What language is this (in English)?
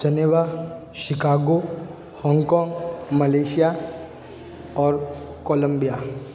Hindi